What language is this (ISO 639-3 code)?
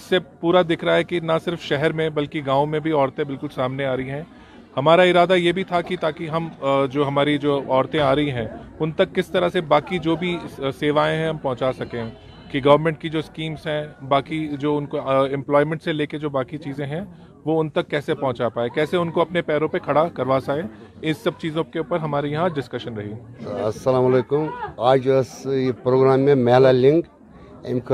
urd